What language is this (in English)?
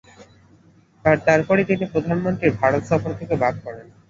Bangla